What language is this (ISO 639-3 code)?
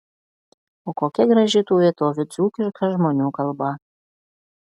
lit